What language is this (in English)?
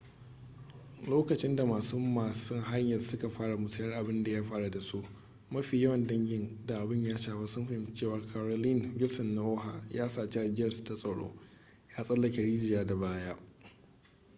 Hausa